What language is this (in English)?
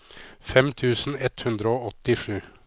Norwegian